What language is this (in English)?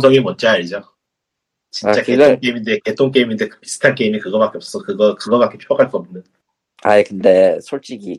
Korean